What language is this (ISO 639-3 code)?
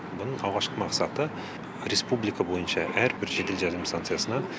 kaz